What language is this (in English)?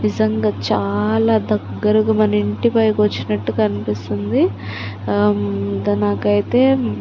Telugu